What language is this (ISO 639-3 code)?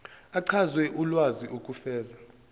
zul